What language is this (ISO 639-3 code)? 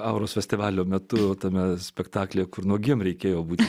lit